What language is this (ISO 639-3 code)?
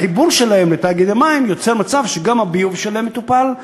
heb